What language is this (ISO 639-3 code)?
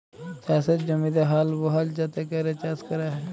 ben